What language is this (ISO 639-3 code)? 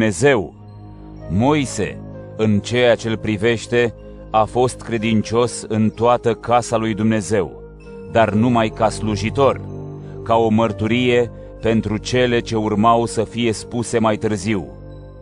ron